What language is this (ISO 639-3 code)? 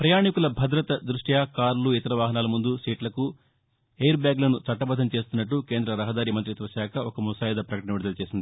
tel